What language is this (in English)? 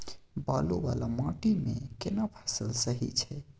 Maithili